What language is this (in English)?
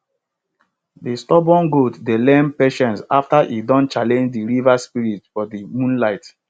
Nigerian Pidgin